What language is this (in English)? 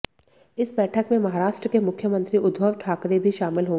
Hindi